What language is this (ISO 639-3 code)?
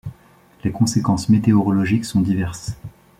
fra